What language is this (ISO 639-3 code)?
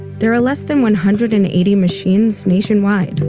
eng